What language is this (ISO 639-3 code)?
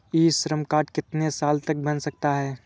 hin